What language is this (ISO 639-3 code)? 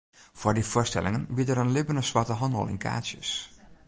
fry